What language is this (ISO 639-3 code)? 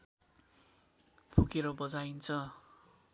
nep